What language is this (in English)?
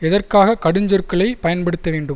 Tamil